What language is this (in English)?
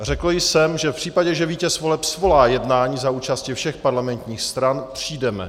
Czech